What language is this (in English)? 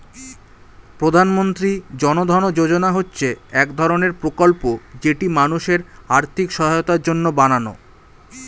Bangla